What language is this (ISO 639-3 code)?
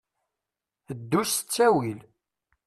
kab